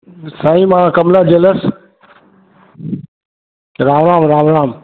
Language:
Sindhi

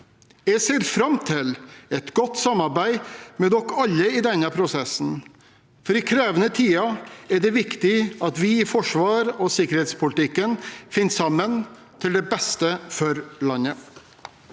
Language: Norwegian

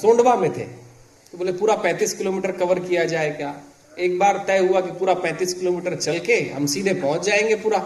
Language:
Hindi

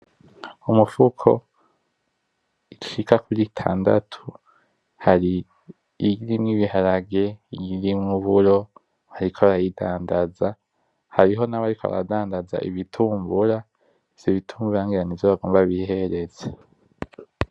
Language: Rundi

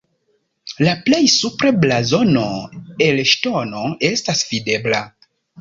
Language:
Esperanto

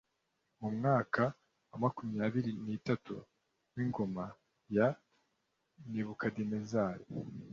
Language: Kinyarwanda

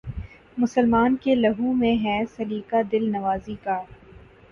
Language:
Urdu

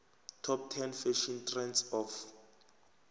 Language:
South Ndebele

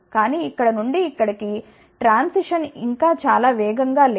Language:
Telugu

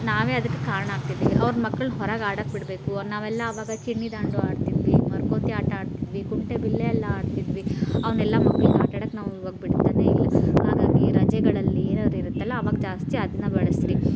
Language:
Kannada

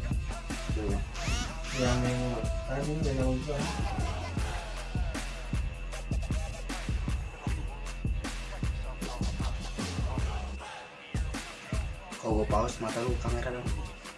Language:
Indonesian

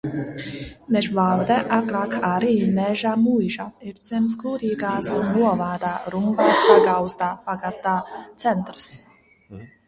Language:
Latvian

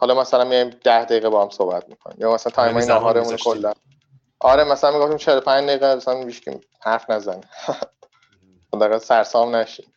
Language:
Persian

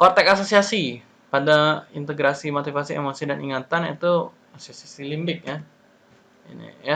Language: Indonesian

